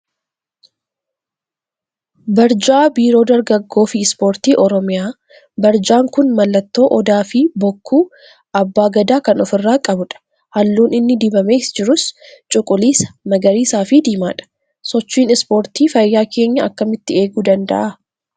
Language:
Oromo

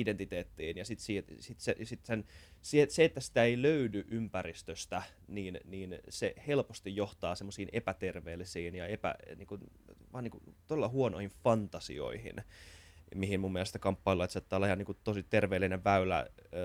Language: Finnish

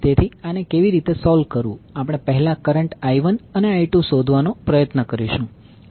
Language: Gujarati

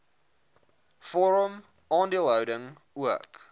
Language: Afrikaans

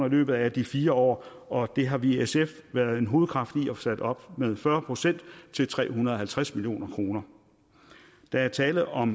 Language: Danish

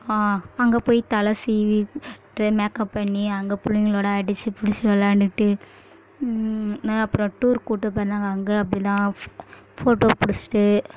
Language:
Tamil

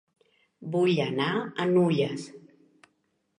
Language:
Catalan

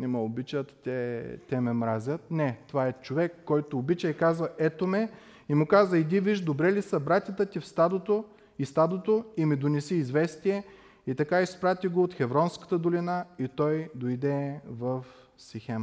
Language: Bulgarian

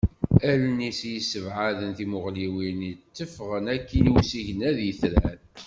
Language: Kabyle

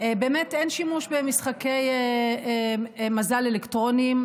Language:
Hebrew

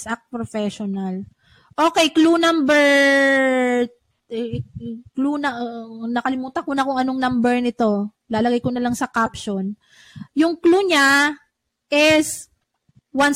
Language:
Filipino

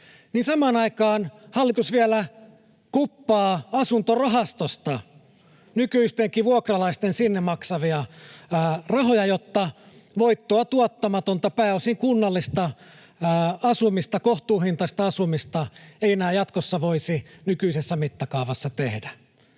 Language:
Finnish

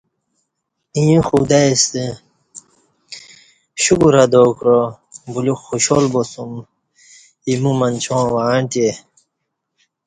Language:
Kati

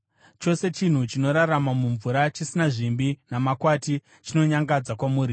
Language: Shona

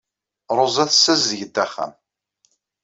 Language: Kabyle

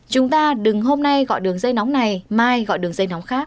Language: Vietnamese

